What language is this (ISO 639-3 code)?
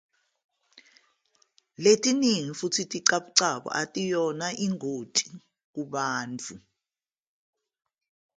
zul